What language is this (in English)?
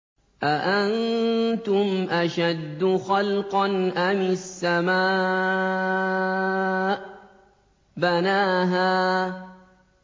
Arabic